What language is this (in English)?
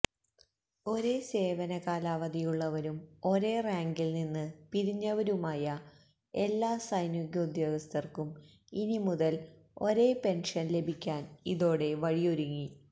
Malayalam